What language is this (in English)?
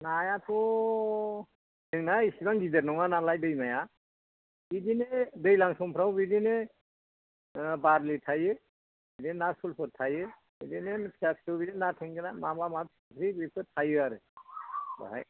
Bodo